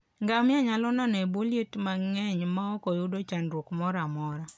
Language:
Luo (Kenya and Tanzania)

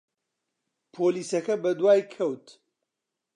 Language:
Central Kurdish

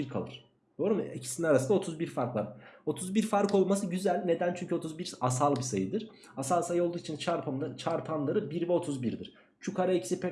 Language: Turkish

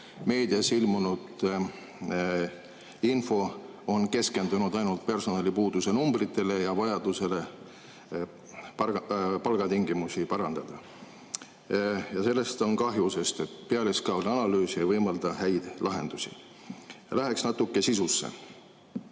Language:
Estonian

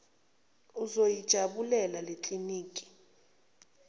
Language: Zulu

